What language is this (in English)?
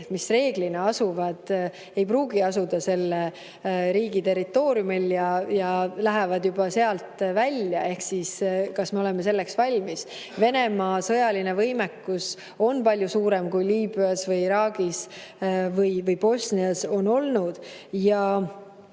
Estonian